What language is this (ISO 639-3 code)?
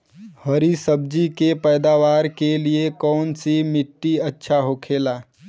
bho